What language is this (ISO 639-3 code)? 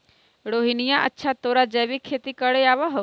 mag